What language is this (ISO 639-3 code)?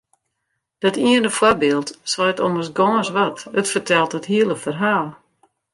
fry